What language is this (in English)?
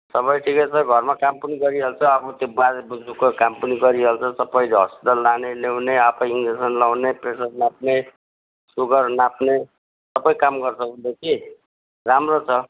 Nepali